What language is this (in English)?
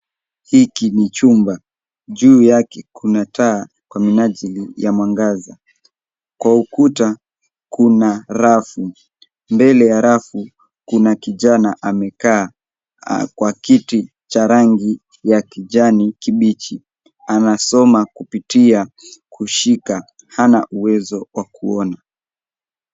Swahili